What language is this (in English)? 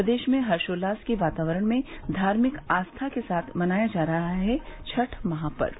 Hindi